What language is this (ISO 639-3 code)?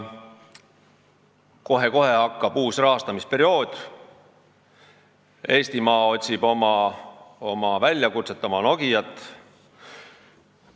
est